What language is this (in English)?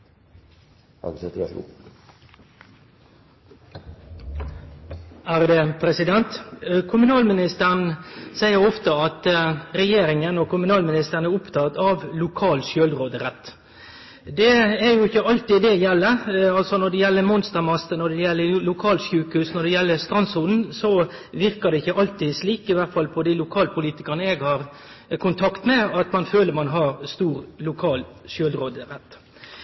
Norwegian